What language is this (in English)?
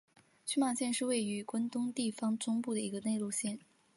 Chinese